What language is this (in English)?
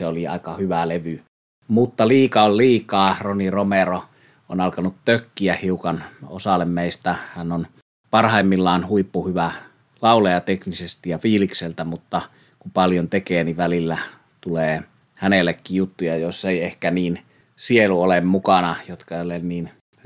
Finnish